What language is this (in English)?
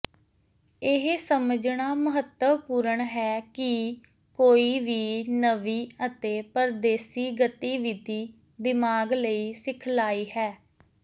Punjabi